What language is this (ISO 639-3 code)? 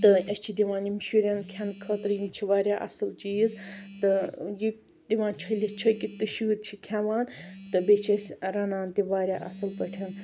kas